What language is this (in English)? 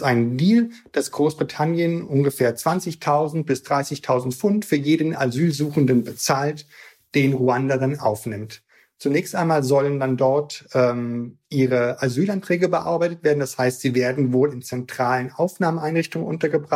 German